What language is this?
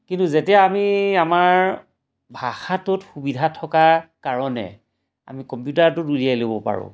Assamese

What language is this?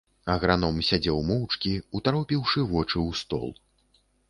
Belarusian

